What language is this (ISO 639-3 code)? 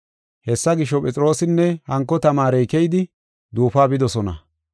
gof